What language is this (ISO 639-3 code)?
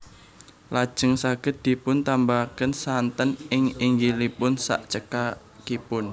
jav